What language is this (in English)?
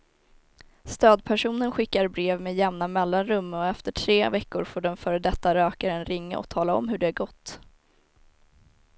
Swedish